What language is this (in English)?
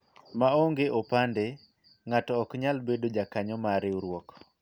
Luo (Kenya and Tanzania)